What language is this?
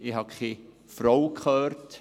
Swiss German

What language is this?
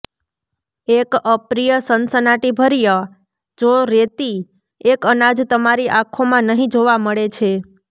Gujarati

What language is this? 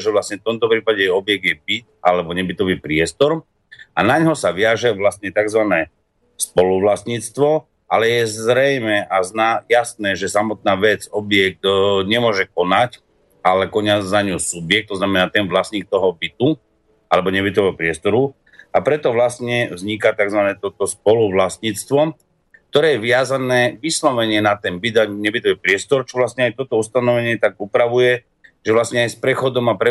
Slovak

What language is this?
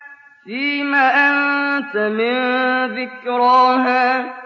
Arabic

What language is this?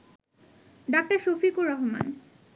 Bangla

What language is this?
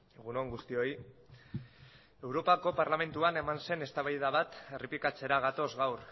Basque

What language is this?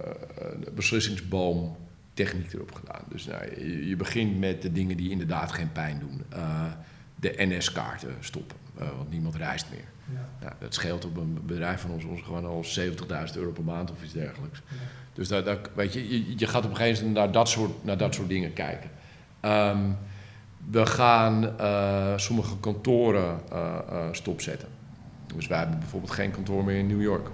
Dutch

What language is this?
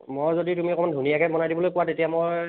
Assamese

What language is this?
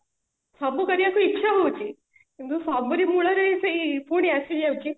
Odia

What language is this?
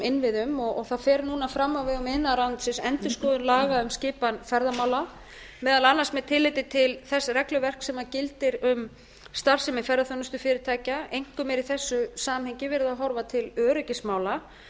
Icelandic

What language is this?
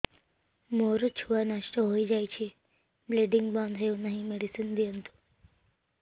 Odia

